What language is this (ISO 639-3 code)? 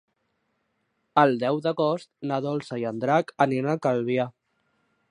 cat